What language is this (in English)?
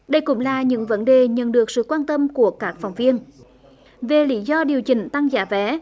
Vietnamese